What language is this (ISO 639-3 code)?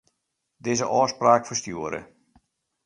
fry